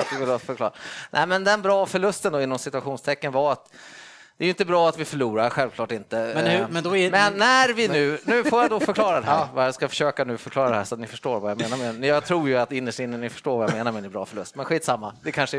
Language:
Swedish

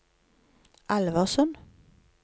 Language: Norwegian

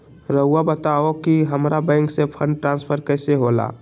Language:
Magahi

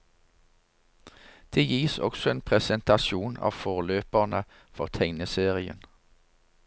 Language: Norwegian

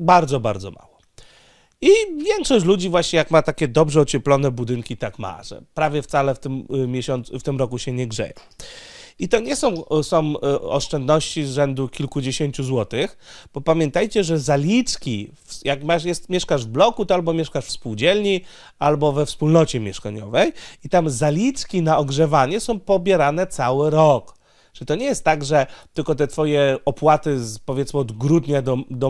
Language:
Polish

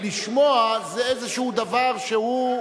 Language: Hebrew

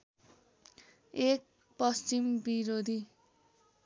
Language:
Nepali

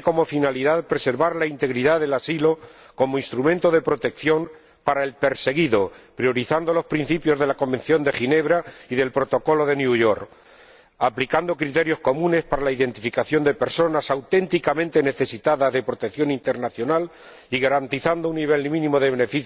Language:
Spanish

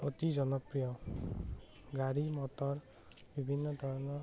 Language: Assamese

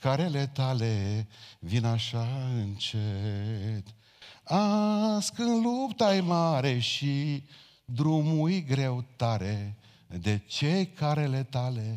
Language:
Romanian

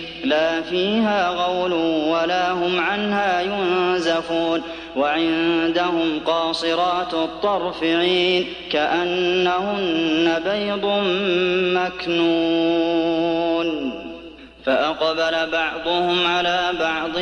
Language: Arabic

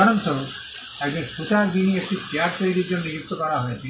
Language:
Bangla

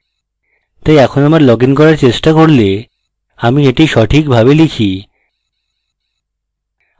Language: Bangla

